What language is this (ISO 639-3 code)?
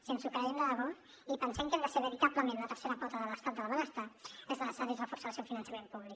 cat